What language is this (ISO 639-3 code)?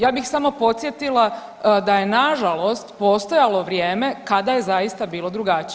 hrv